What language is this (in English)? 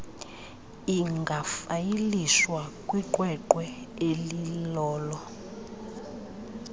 Xhosa